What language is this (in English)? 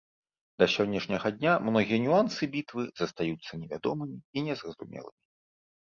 Belarusian